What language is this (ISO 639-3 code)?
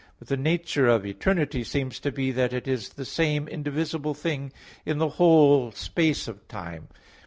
eng